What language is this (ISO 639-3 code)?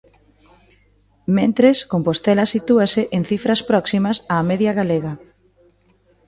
glg